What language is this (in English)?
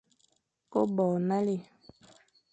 Fang